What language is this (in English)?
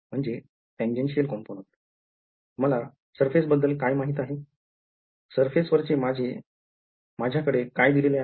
Marathi